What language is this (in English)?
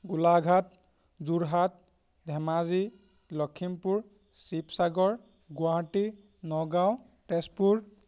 Assamese